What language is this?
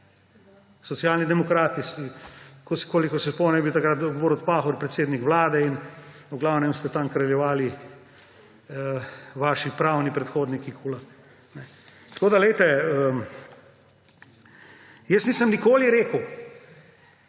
Slovenian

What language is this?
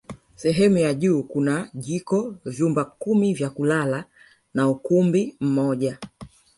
Swahili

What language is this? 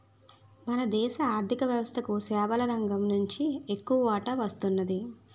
Telugu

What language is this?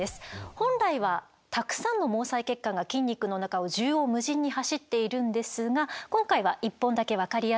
Japanese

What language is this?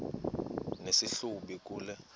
Xhosa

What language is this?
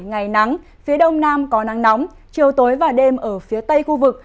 Vietnamese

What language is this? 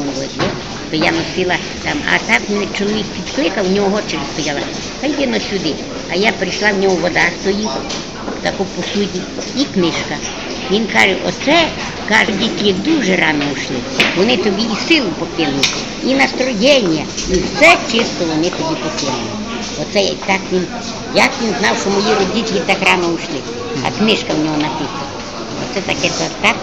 Russian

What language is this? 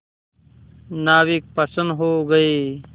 Hindi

